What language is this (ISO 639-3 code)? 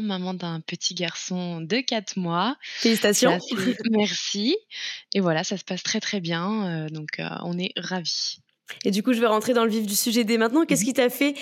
fra